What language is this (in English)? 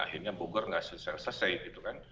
Indonesian